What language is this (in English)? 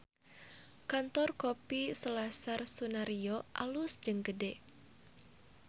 Sundanese